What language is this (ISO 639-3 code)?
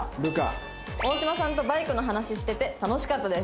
jpn